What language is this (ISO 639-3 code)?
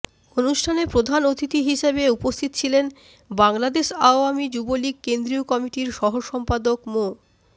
ben